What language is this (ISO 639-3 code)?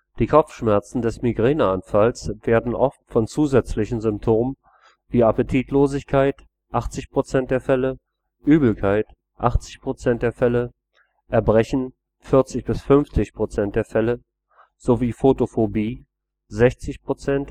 deu